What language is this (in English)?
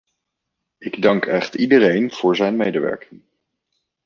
Dutch